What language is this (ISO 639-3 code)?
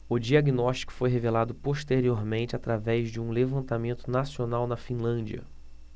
por